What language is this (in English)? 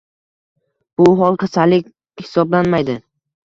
Uzbek